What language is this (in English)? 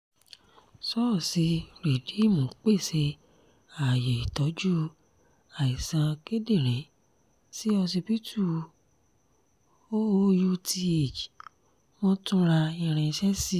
Yoruba